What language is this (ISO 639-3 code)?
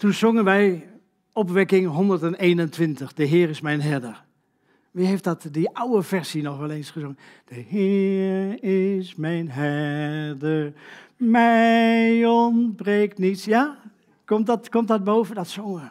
nld